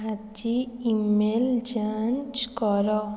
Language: Odia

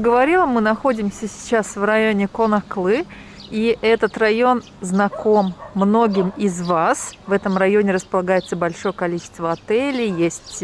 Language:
Russian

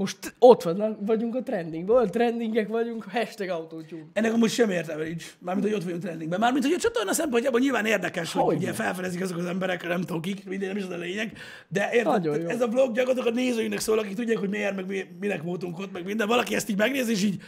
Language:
Hungarian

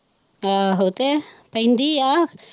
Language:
Punjabi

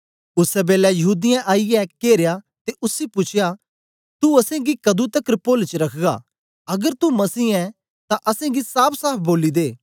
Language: Dogri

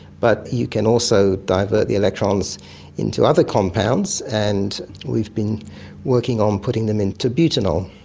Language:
English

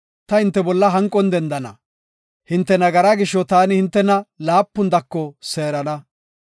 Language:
Gofa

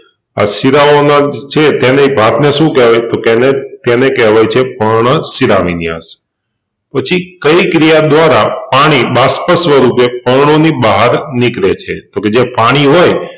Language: Gujarati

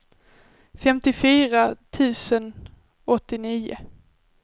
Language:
Swedish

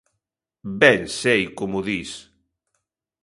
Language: Galician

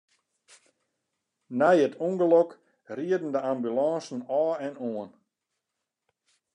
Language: Western Frisian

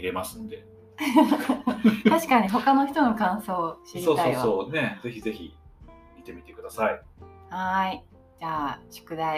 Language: Japanese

